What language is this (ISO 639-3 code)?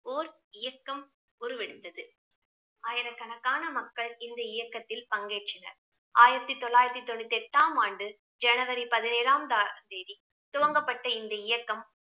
tam